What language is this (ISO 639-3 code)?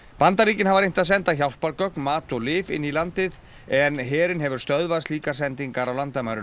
isl